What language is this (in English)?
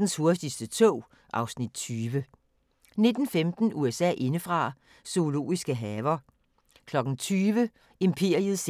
Danish